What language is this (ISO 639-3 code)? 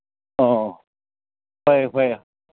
mni